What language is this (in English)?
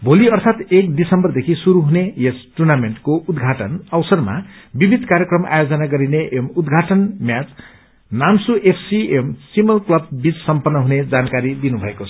Nepali